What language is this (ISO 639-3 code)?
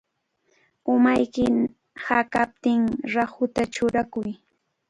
qvl